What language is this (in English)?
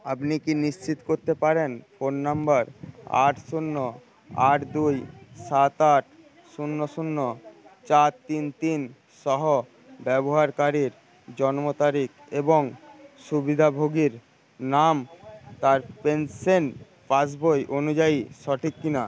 Bangla